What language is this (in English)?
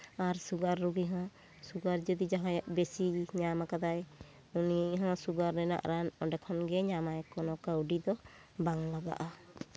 Santali